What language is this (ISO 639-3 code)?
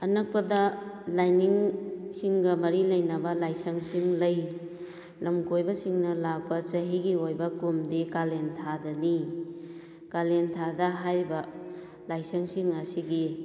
mni